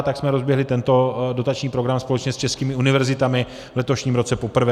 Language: Czech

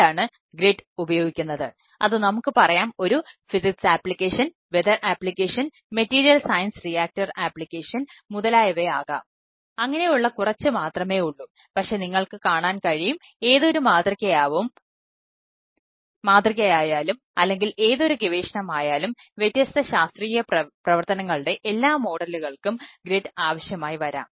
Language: Malayalam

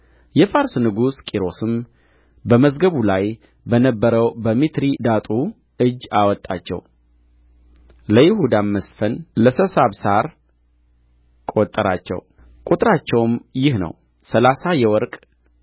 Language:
Amharic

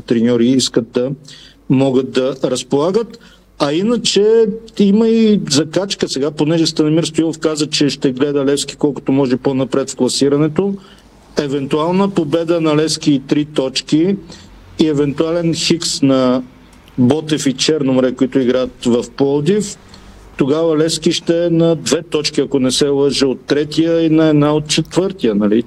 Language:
Bulgarian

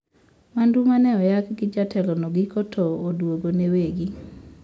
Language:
Luo (Kenya and Tanzania)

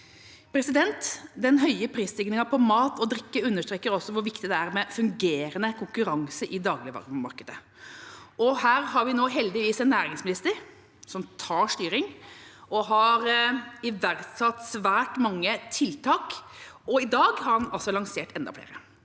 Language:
Norwegian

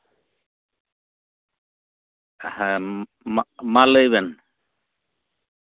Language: Santali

